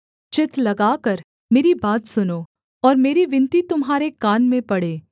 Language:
Hindi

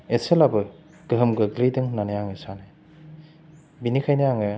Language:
Bodo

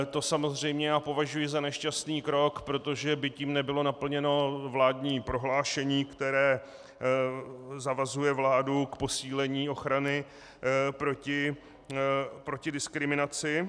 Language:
Czech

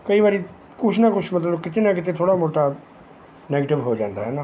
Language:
Punjabi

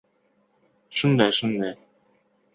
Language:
Uzbek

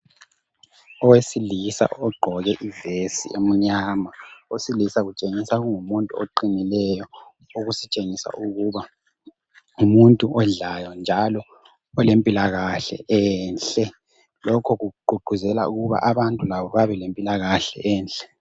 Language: North Ndebele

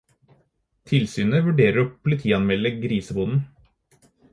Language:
Norwegian Bokmål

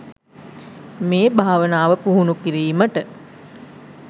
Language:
Sinhala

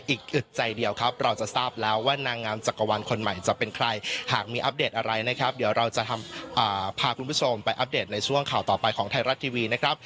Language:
Thai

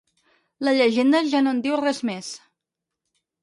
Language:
Catalan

